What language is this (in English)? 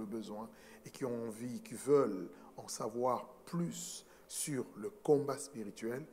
French